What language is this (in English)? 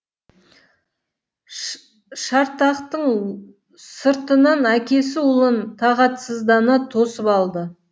Kazakh